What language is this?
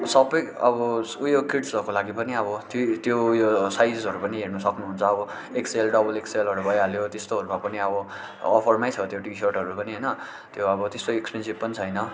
Nepali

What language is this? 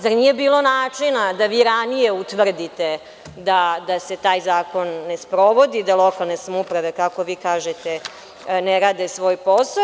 Serbian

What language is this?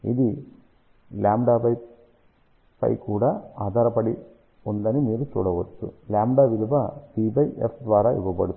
Telugu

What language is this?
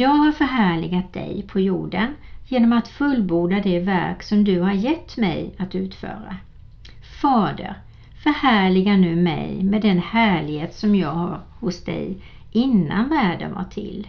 Swedish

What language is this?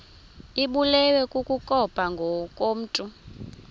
Xhosa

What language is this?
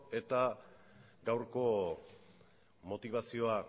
Basque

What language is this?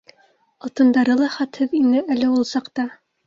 Bashkir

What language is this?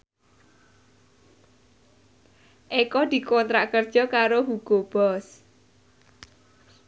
Javanese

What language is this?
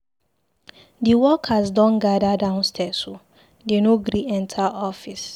Nigerian Pidgin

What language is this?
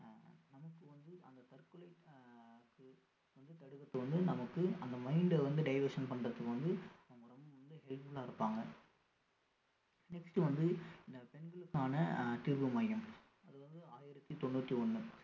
Tamil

